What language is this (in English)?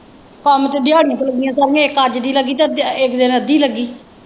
Punjabi